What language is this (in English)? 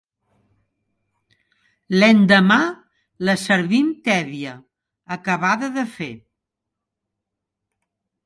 Catalan